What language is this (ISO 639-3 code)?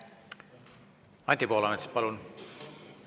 est